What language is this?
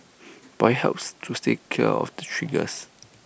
English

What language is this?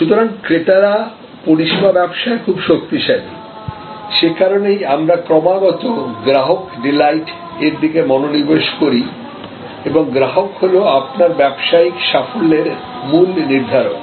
Bangla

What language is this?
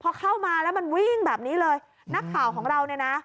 Thai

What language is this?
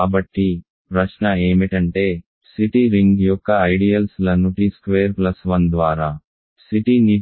Telugu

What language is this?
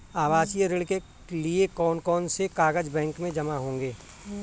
Hindi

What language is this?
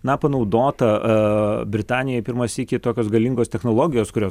Lithuanian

